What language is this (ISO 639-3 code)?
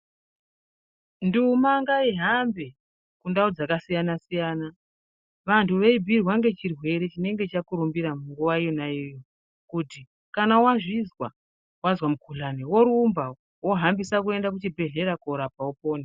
ndc